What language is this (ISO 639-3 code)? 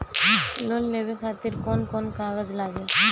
bho